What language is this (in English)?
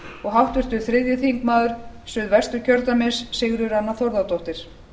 Icelandic